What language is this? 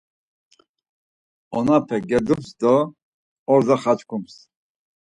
Laz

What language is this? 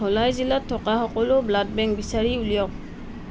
Assamese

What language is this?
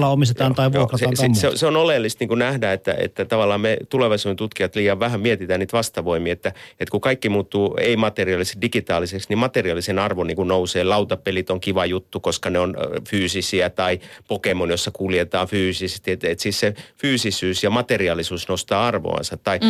Finnish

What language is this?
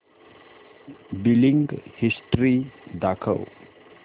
Marathi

